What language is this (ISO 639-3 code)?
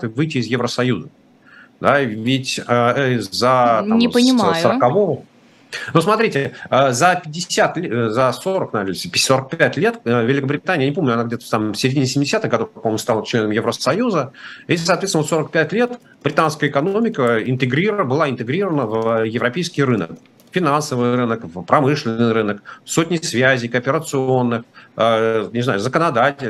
rus